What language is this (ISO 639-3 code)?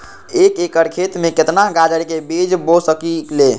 mag